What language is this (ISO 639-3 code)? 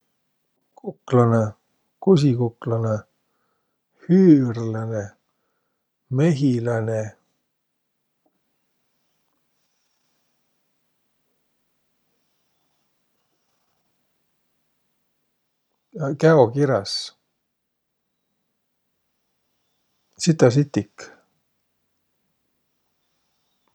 vro